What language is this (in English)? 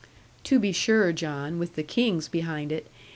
English